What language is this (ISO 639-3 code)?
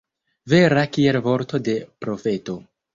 epo